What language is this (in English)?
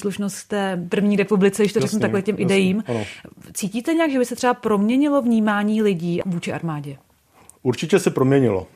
Czech